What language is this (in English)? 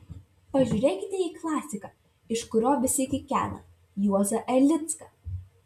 Lithuanian